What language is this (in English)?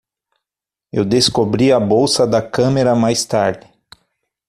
Portuguese